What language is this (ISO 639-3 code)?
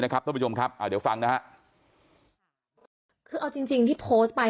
tha